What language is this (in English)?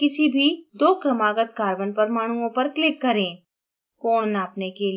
Hindi